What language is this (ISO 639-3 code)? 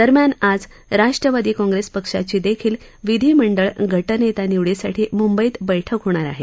mar